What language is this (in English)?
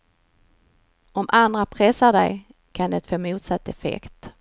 Swedish